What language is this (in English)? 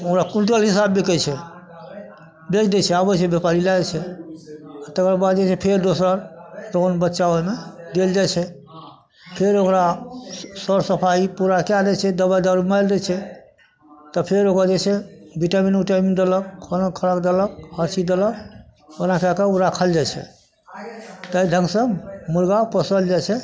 Maithili